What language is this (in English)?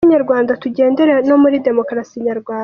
Kinyarwanda